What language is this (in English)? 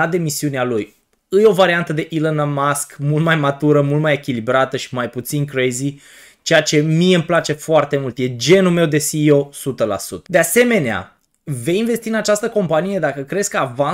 Romanian